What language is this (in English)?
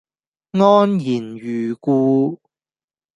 Cantonese